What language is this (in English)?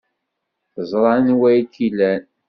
Kabyle